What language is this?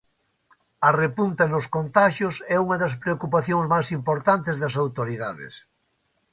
Galician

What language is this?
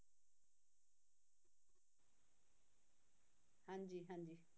Punjabi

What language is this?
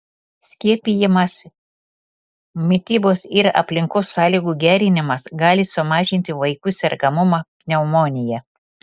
Lithuanian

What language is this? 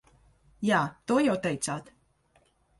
Latvian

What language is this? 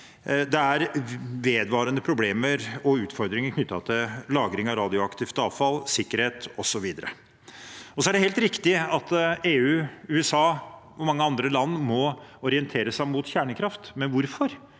Norwegian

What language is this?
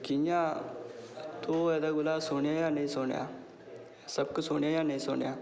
Dogri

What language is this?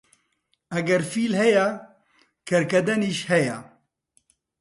Central Kurdish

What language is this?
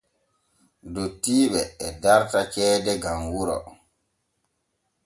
Borgu Fulfulde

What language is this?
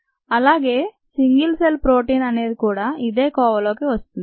Telugu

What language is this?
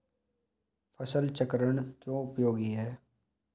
Hindi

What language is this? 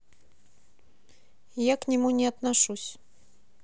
Russian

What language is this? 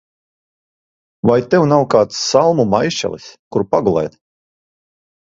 Latvian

